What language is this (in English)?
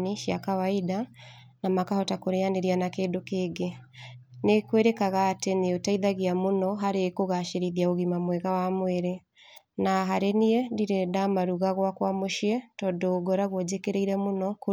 Kikuyu